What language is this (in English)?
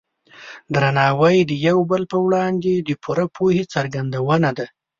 Pashto